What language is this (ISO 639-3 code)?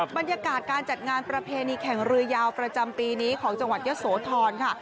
tha